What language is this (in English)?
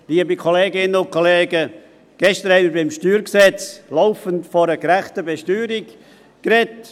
Swiss German